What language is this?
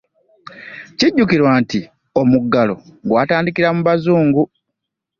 Ganda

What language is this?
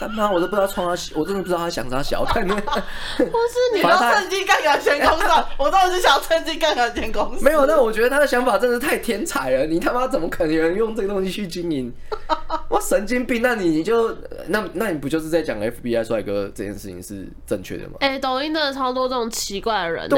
Chinese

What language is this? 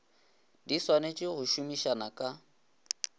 Northern Sotho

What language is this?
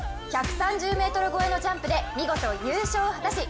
Japanese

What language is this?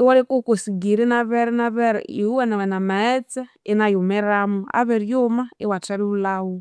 Konzo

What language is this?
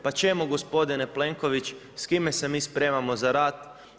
Croatian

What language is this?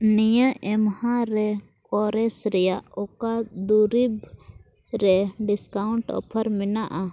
Santali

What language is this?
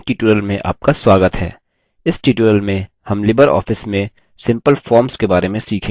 Hindi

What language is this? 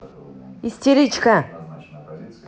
Russian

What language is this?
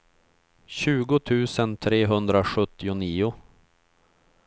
Swedish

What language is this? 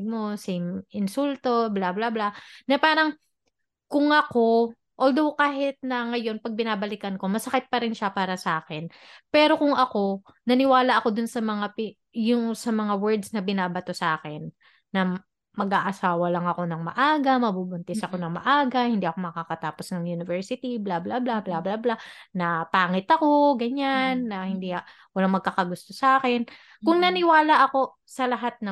Filipino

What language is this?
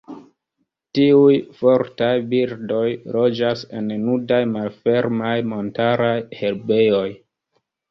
Esperanto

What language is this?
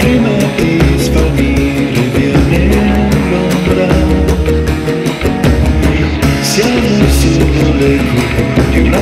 Greek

